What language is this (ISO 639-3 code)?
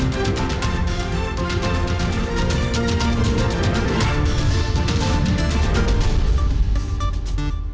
ind